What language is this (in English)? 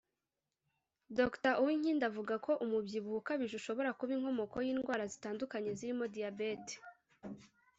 Kinyarwanda